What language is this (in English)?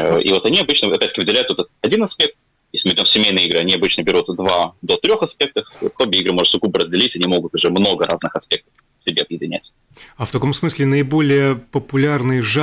Russian